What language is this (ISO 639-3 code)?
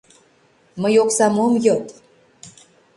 chm